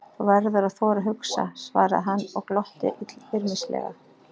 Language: Icelandic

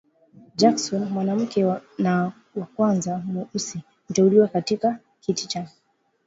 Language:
Swahili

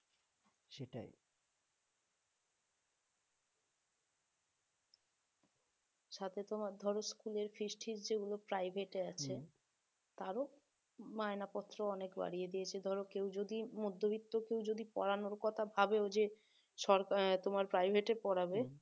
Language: Bangla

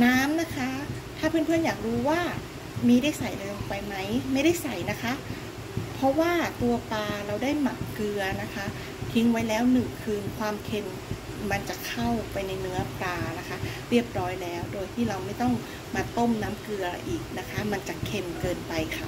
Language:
Thai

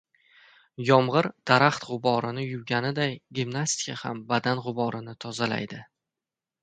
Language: Uzbek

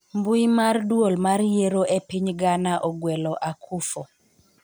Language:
Luo (Kenya and Tanzania)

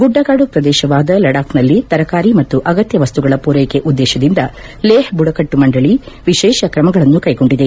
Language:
Kannada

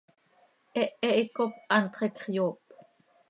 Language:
Seri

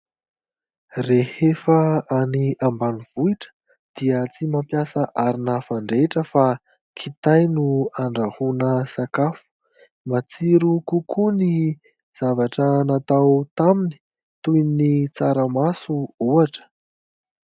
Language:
Malagasy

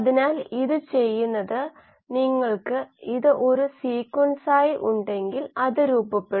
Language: Malayalam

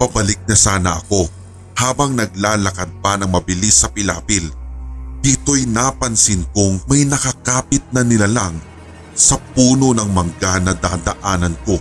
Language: Filipino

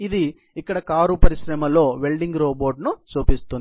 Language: Telugu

